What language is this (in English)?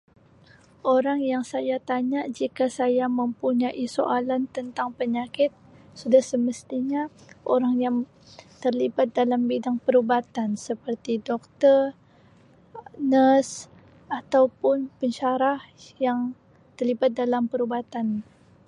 Sabah Malay